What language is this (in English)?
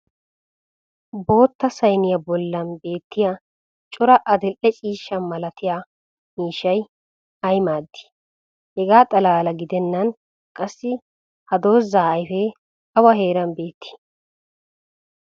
Wolaytta